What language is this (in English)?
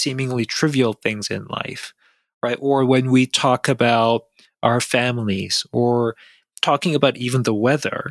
English